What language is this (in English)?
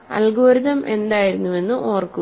Malayalam